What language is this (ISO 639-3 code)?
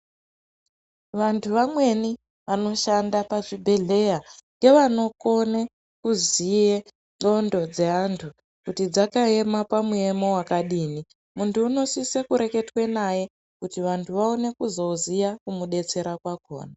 ndc